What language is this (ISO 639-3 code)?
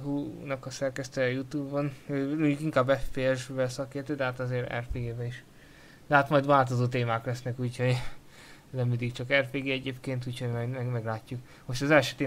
hun